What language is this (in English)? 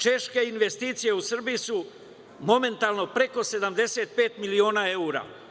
Serbian